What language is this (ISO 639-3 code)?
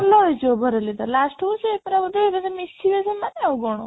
ori